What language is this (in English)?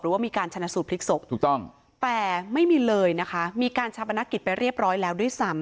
Thai